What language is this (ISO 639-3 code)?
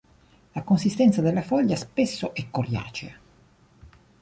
ita